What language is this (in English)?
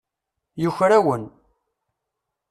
Kabyle